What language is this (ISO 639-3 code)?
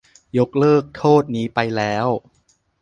tha